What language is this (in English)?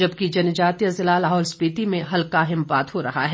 Hindi